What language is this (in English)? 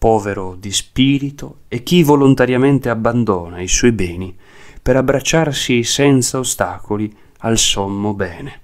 Italian